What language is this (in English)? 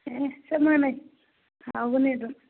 Manipuri